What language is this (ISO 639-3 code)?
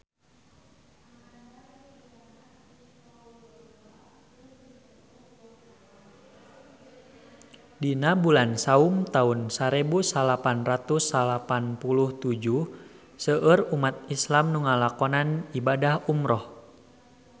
sun